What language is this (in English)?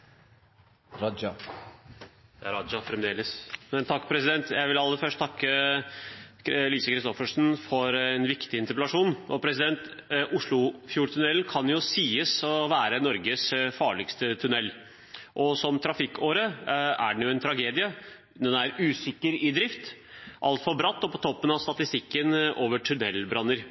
Norwegian Bokmål